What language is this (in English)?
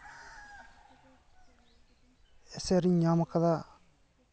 Santali